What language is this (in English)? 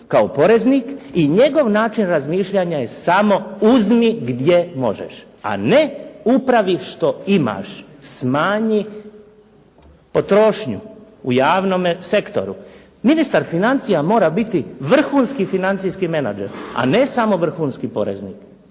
Croatian